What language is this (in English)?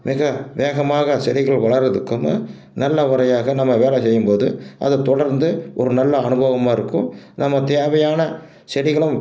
Tamil